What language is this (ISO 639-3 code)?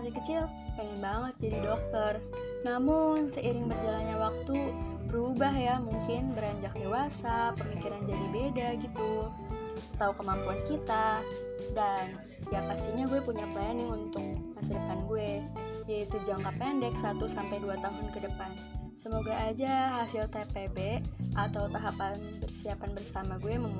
ind